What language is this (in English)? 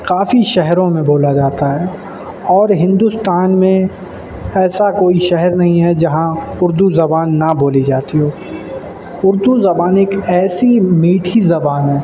Urdu